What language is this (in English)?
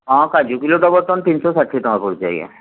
Odia